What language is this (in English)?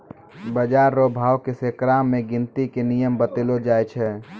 Maithili